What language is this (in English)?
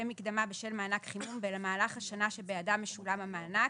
Hebrew